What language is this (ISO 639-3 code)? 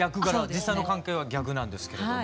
jpn